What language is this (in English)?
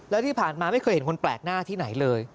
Thai